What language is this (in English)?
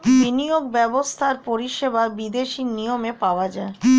Bangla